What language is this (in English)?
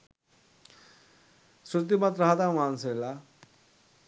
Sinhala